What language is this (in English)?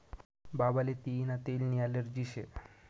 Marathi